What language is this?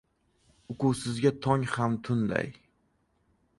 Uzbek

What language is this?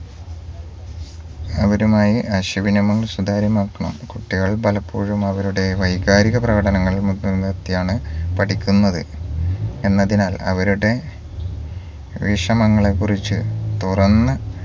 Malayalam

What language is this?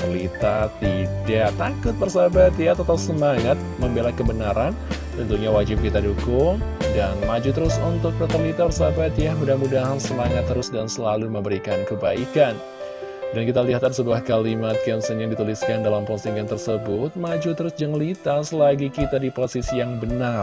Indonesian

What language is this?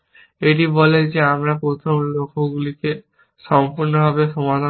Bangla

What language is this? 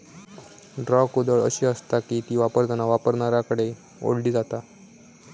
Marathi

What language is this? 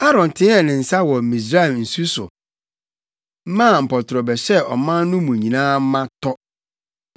Akan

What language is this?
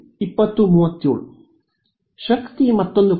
Kannada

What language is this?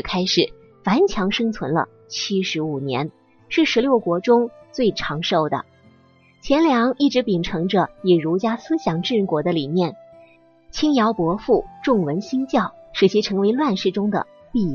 Chinese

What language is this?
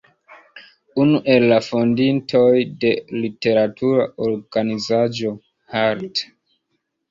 Esperanto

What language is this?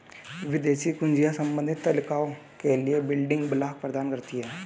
Hindi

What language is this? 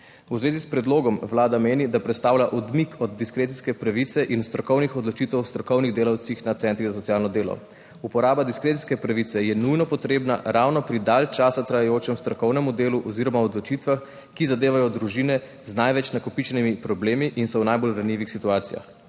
Slovenian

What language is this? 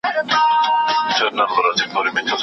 Pashto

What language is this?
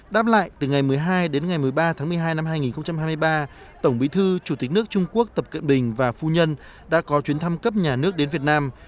Vietnamese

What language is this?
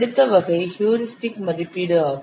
Tamil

